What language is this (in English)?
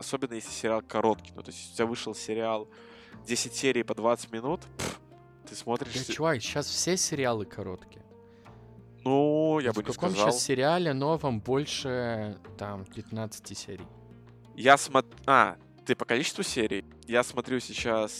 Russian